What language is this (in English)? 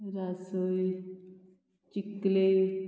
Konkani